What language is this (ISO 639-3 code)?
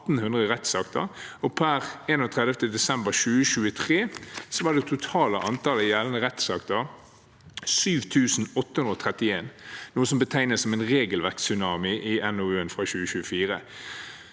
nor